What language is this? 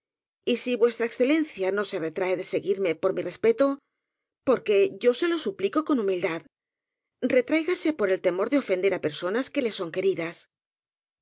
Spanish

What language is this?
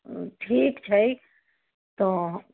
Maithili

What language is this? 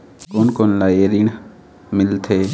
Chhattisgarhi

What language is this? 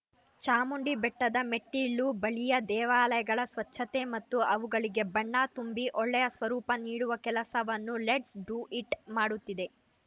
Kannada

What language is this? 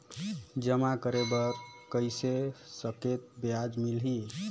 Chhattisgarhi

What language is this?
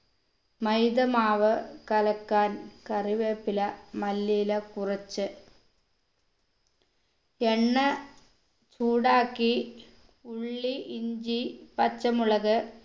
Malayalam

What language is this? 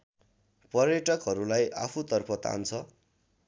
Nepali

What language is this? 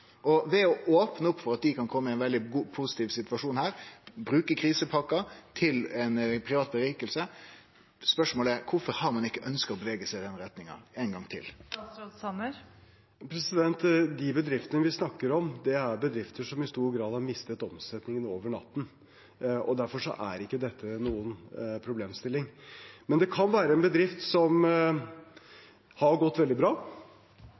Norwegian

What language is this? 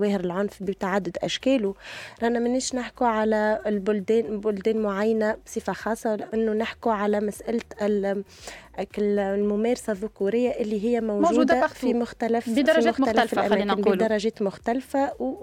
Arabic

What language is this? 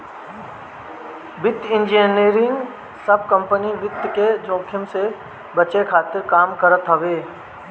Bhojpuri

